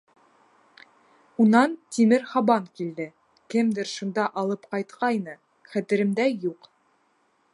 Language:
Bashkir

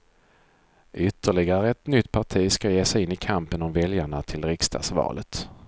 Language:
Swedish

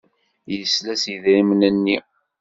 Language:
Kabyle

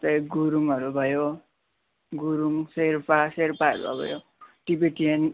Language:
Nepali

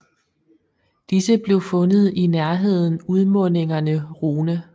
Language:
Danish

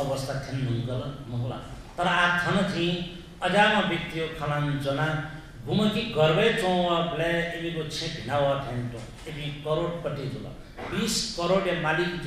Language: Hindi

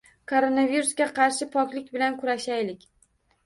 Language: Uzbek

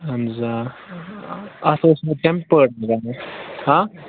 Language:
Kashmiri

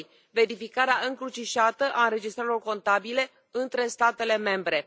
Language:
Romanian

